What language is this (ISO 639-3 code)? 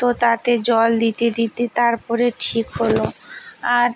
ben